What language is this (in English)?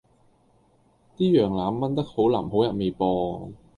Cantonese